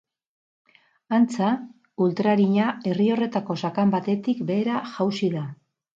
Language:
Basque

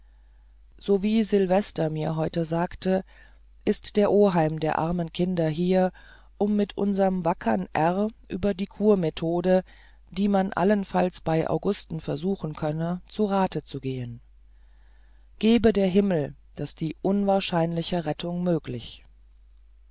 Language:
German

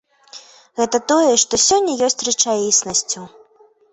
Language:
Belarusian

